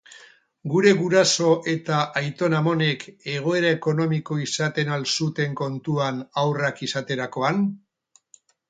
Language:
Basque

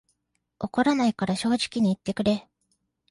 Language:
Japanese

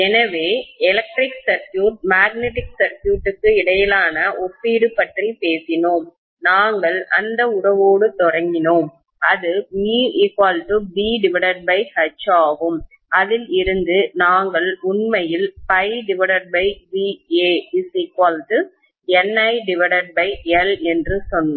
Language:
Tamil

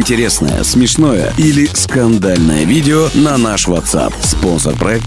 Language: Russian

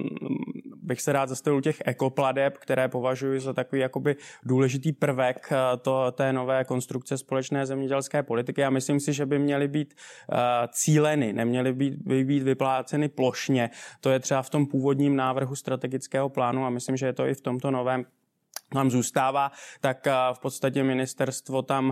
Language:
Czech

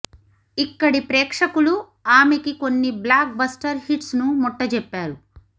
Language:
Telugu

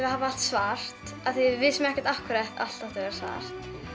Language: Icelandic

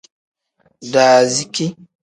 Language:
Tem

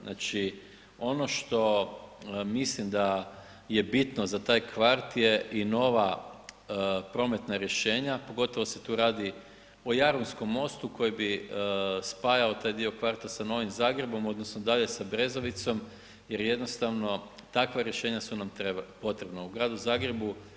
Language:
Croatian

